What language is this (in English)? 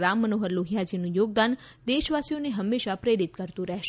Gujarati